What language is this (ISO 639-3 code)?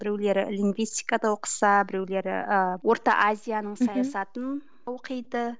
kaz